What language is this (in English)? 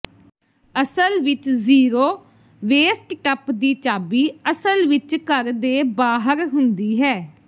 Punjabi